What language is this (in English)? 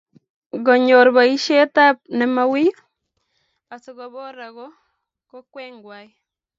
Kalenjin